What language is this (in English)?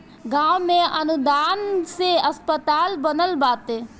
Bhojpuri